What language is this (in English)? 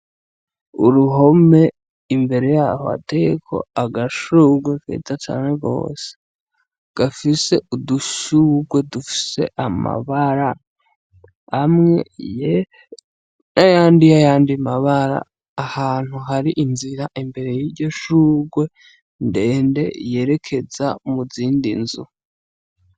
Rundi